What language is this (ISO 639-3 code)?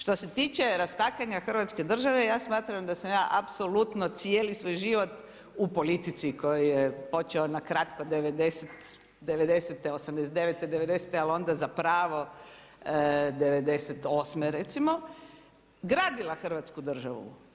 hrv